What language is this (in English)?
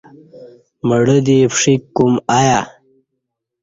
Kati